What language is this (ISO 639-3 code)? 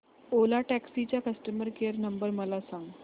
mar